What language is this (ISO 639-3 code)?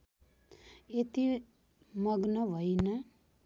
nep